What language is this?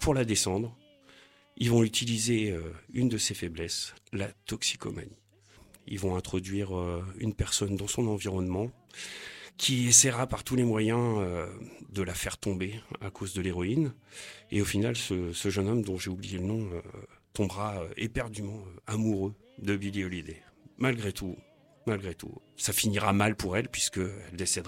French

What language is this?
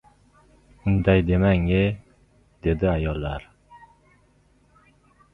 Uzbek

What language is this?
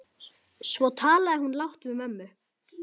Icelandic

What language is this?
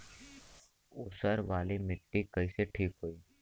Bhojpuri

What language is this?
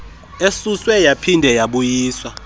Xhosa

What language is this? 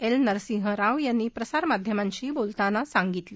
Marathi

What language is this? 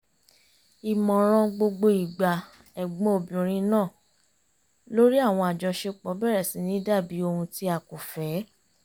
Yoruba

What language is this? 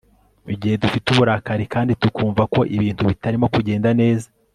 Kinyarwanda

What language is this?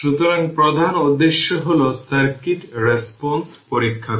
Bangla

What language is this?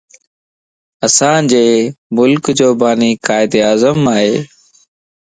Lasi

